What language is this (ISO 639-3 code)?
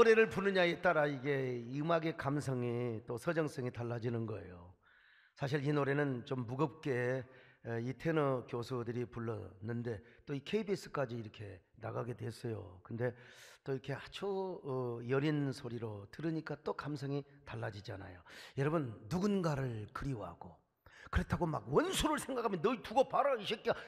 kor